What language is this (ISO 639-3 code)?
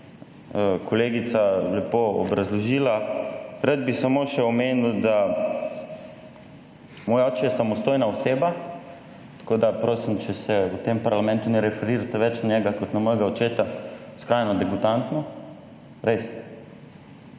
slv